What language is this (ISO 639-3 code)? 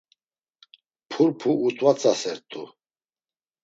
lzz